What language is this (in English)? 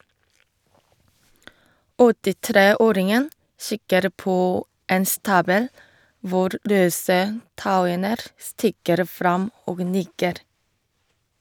Norwegian